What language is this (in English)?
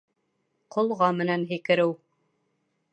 Bashkir